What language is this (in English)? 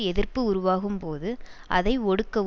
Tamil